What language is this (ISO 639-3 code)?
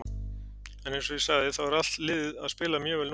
isl